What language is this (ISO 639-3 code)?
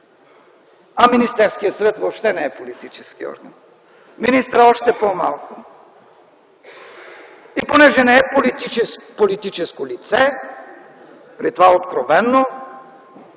bul